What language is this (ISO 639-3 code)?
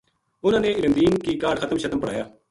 gju